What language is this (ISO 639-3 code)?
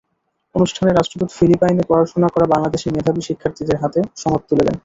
ben